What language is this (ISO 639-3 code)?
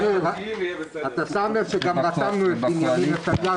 heb